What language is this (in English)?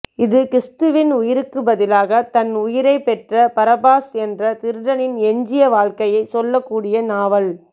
Tamil